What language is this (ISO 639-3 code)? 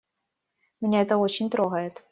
rus